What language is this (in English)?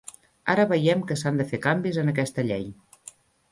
Catalan